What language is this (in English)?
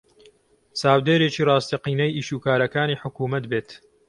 Central Kurdish